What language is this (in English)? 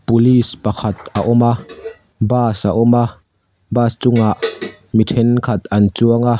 Mizo